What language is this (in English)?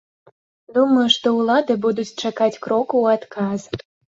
Belarusian